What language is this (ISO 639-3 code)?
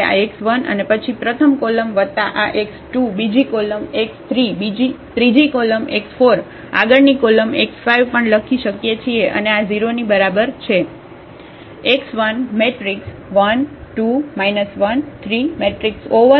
guj